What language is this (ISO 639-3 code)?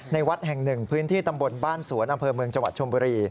tha